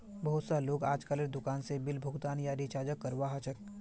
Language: Magahi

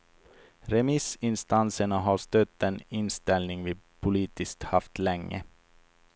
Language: Swedish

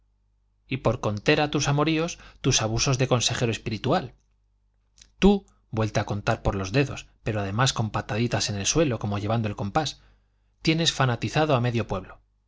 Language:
Spanish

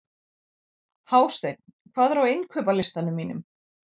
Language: Icelandic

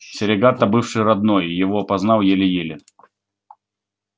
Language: Russian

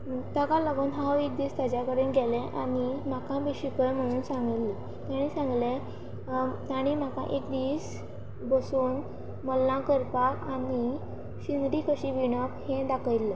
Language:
Konkani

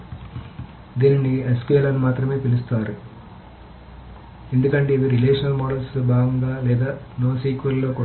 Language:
Telugu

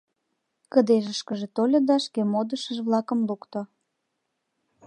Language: Mari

